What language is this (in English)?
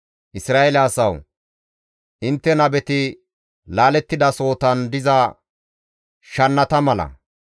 Gamo